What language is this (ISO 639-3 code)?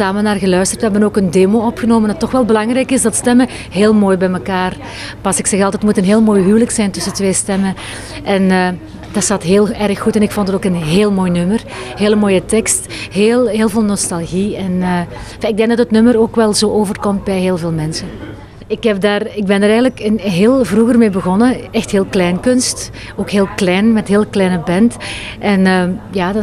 nld